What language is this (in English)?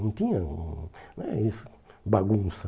Portuguese